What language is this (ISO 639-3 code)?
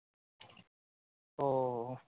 mar